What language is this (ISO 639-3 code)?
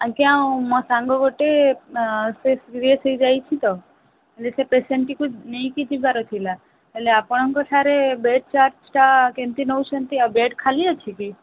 ori